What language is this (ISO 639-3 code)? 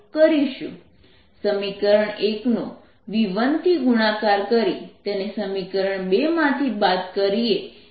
guj